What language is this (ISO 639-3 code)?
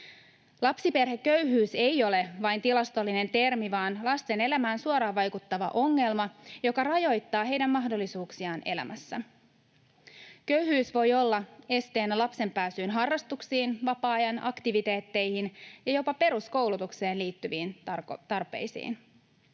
fin